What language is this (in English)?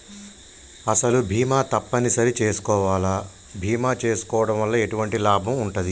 Telugu